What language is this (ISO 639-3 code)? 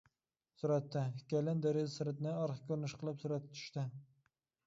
uig